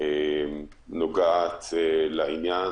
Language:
Hebrew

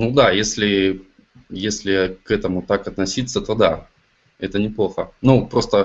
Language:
Russian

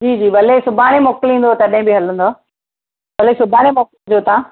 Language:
Sindhi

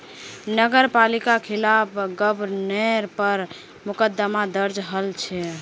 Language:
Magahi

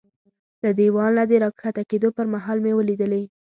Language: Pashto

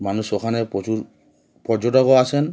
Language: Bangla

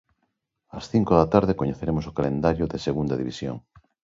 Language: Galician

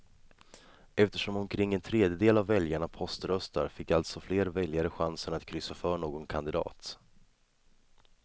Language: Swedish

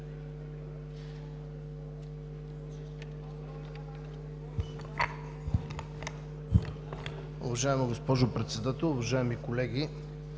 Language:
Bulgarian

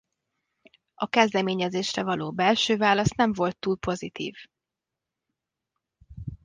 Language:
Hungarian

